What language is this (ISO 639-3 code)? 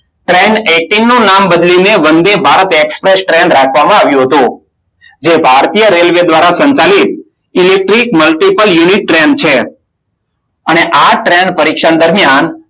guj